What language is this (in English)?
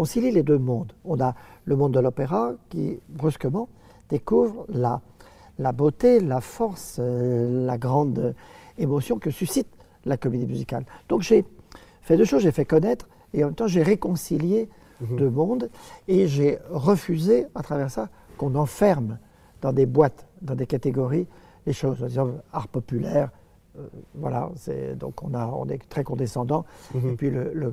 French